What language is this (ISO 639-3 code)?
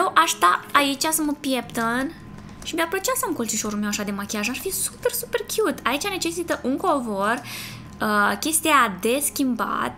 ron